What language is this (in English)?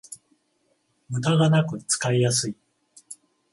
Japanese